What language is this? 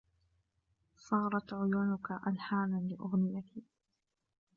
Arabic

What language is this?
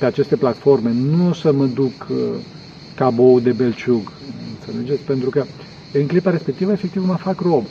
Romanian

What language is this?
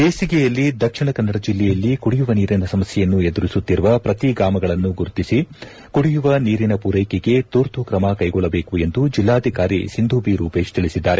Kannada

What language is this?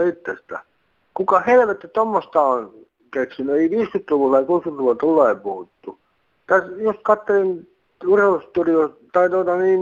Finnish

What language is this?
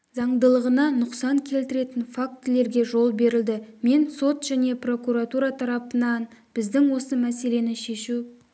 Kazakh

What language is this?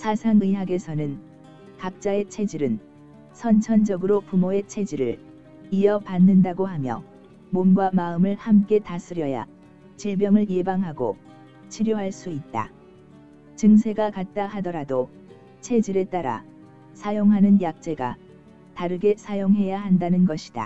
Korean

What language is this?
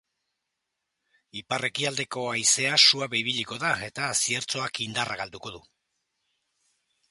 Basque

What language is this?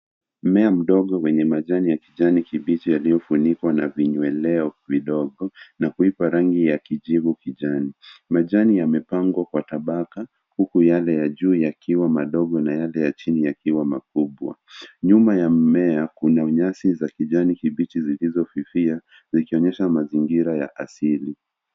Swahili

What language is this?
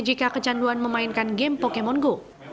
Indonesian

